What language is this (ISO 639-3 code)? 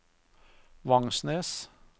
nor